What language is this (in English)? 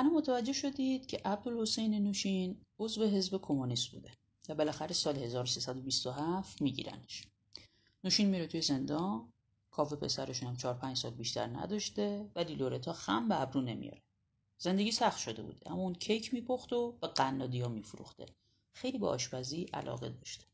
Persian